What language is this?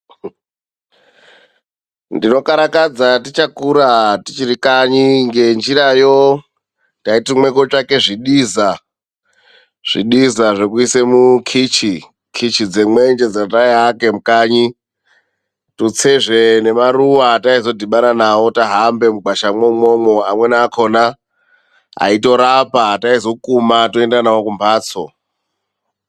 Ndau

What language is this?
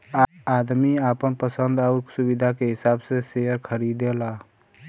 Bhojpuri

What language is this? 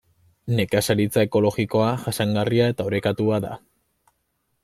Basque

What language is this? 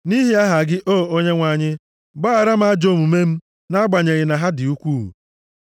Igbo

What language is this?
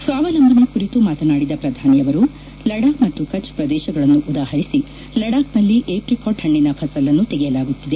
Kannada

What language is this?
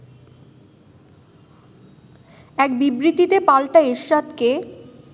Bangla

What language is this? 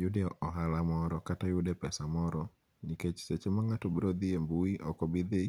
Luo (Kenya and Tanzania)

